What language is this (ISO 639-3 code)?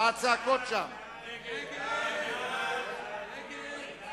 heb